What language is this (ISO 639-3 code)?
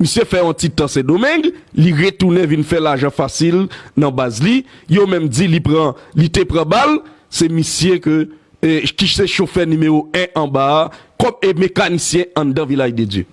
fra